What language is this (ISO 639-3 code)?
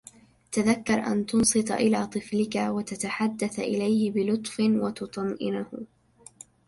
ara